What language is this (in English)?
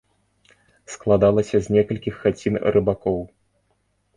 Belarusian